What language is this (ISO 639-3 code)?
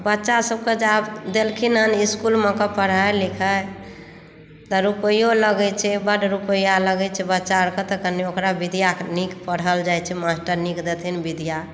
mai